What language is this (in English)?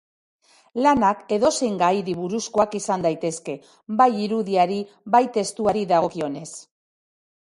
Basque